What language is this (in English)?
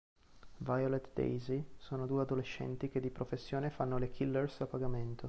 Italian